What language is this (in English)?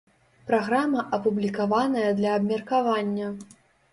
Belarusian